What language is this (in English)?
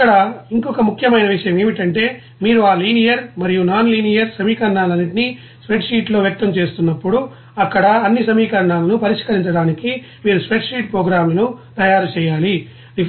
Telugu